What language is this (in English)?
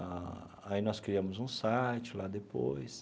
Portuguese